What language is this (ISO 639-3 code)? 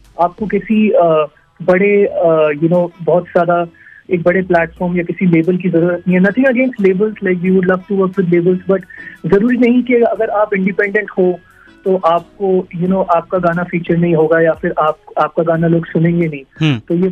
hin